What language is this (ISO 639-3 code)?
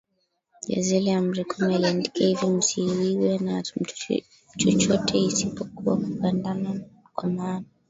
swa